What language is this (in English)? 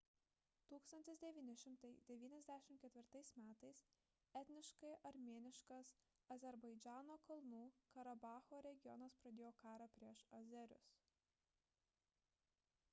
Lithuanian